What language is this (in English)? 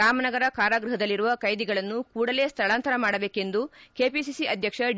Kannada